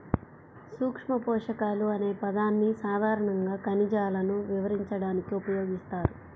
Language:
Telugu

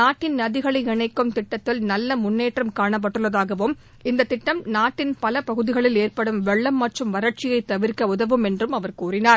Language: Tamil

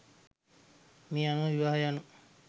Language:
Sinhala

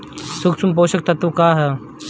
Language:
Bhojpuri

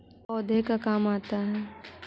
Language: Magahi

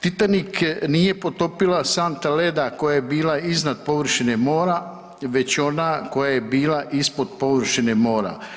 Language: Croatian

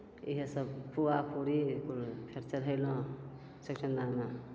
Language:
Maithili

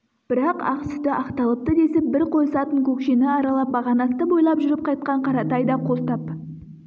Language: Kazakh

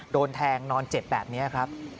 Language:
Thai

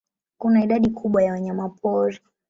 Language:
Swahili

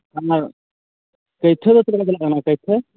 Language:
Santali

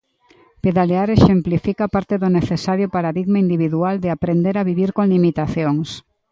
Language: Galician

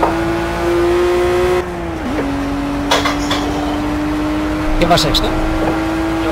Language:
Spanish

